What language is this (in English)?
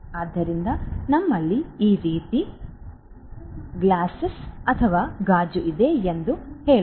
Kannada